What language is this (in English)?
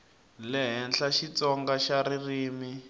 Tsonga